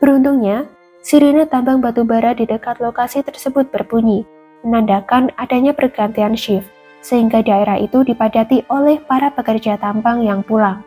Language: Indonesian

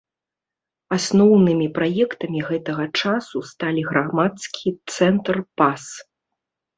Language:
Belarusian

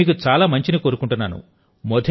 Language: Telugu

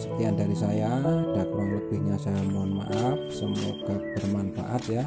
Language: Indonesian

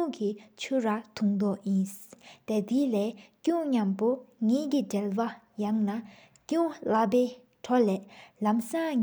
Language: Sikkimese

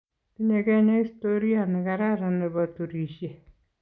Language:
Kalenjin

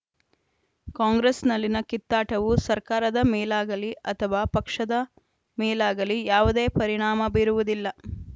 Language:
Kannada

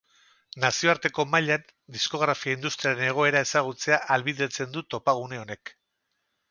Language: Basque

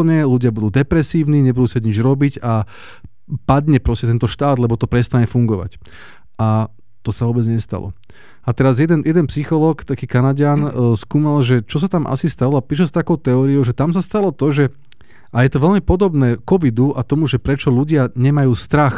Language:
Slovak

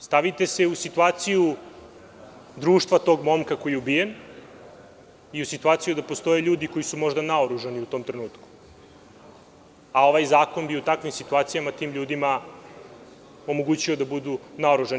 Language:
Serbian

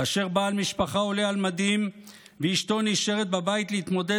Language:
Hebrew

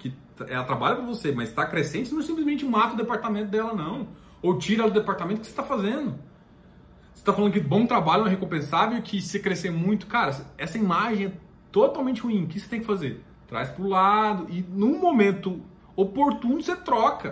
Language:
Portuguese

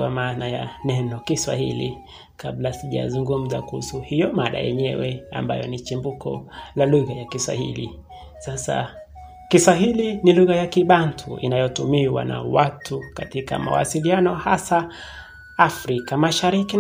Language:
Swahili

